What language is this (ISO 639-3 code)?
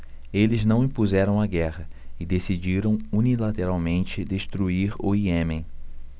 por